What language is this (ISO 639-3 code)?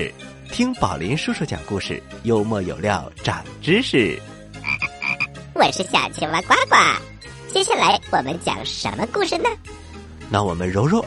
zho